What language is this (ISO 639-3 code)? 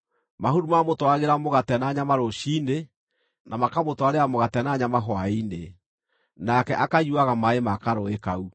kik